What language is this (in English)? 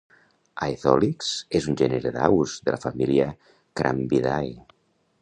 Catalan